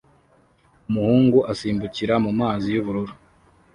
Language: Kinyarwanda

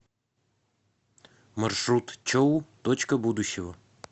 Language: Russian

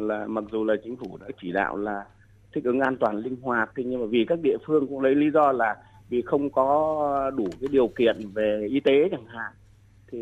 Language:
Vietnamese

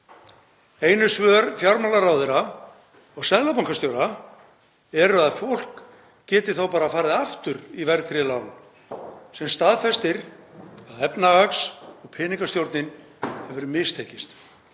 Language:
Icelandic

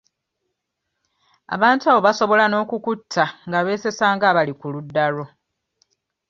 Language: Ganda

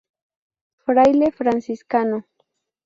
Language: Spanish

